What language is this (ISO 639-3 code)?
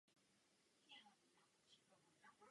ces